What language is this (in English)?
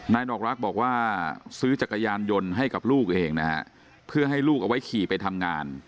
Thai